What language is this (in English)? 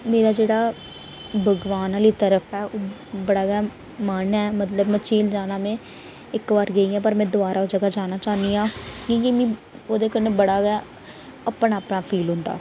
Dogri